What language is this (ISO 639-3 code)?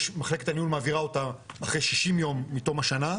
heb